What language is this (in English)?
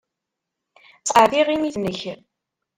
Kabyle